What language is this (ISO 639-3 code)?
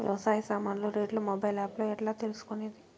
tel